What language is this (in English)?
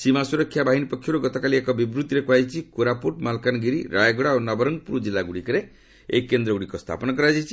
Odia